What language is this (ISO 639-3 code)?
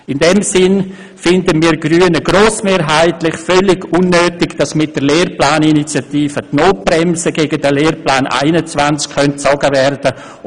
gsw